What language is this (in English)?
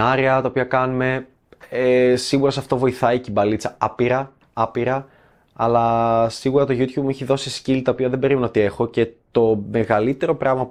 Greek